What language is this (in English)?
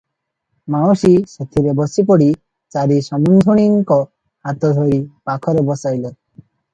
Odia